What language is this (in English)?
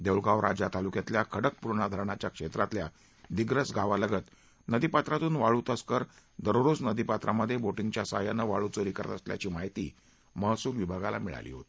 Marathi